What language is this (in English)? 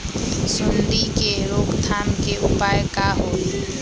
Magahi